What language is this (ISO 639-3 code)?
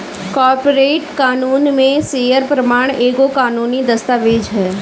bho